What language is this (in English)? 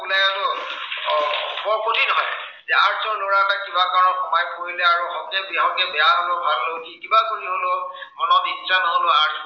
Assamese